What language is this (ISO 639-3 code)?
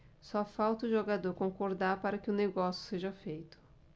por